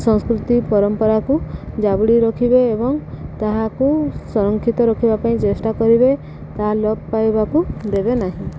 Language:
Odia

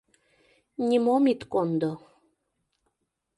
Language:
Mari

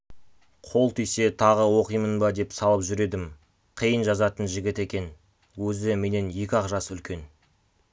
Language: Kazakh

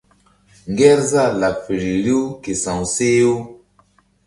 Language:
Mbum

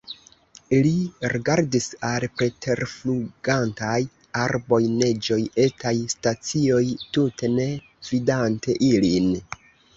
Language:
Esperanto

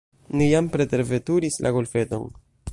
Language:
Esperanto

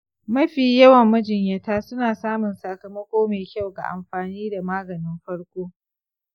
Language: Hausa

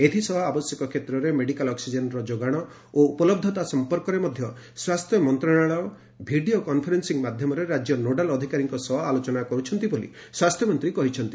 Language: Odia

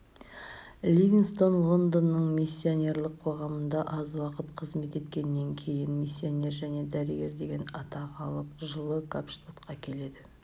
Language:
Kazakh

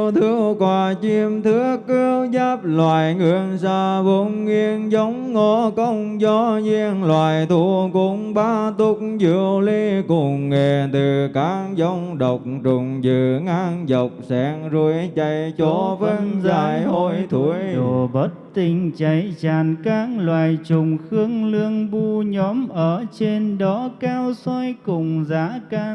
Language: Vietnamese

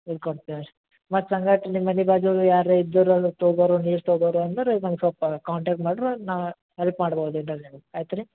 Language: Kannada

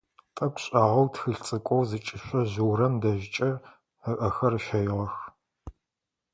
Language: Adyghe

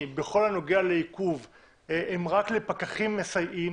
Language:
Hebrew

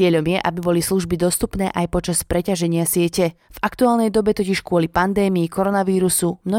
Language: Slovak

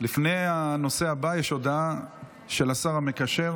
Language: Hebrew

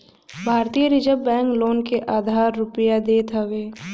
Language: Bhojpuri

